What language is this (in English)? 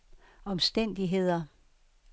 Danish